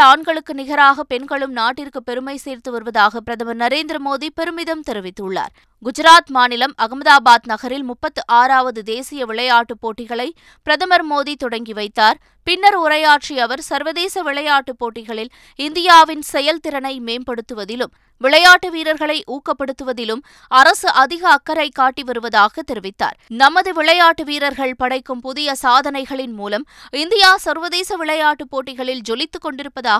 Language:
Tamil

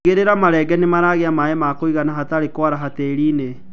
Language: Kikuyu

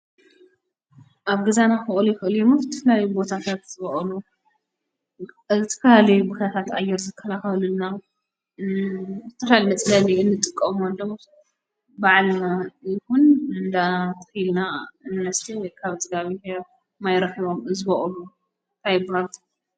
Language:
Tigrinya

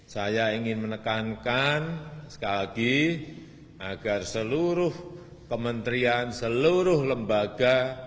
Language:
Indonesian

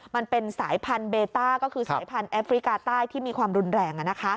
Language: Thai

